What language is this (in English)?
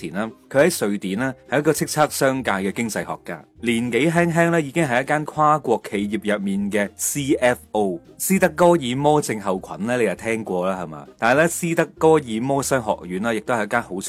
Chinese